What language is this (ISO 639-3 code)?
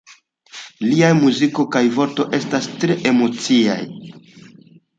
epo